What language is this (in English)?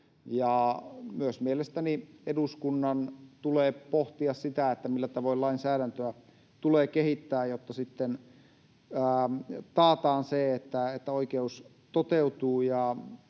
Finnish